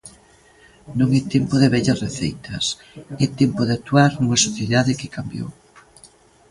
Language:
Galician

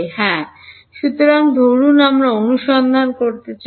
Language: Bangla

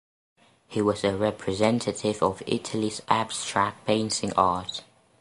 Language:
English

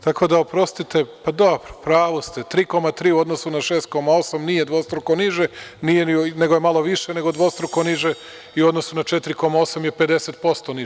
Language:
Serbian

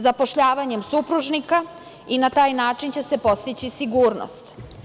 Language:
Serbian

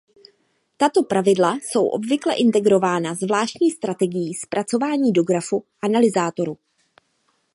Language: Czech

